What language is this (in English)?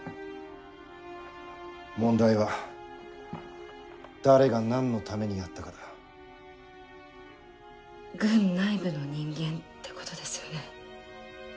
Japanese